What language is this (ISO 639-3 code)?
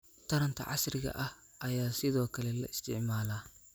som